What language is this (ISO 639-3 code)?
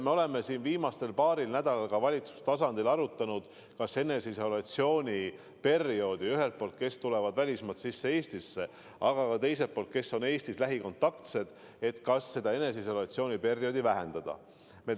est